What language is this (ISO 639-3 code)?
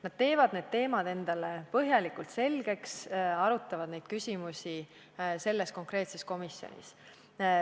est